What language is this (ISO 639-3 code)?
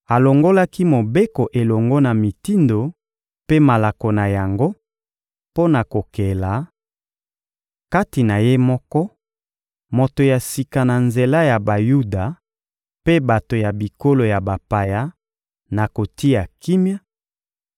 lin